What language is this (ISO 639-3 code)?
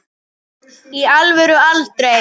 isl